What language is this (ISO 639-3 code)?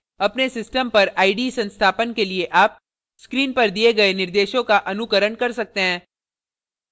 hin